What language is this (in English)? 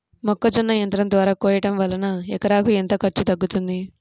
Telugu